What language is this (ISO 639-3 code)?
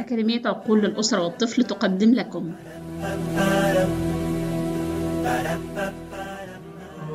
ara